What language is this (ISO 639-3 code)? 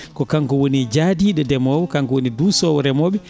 ful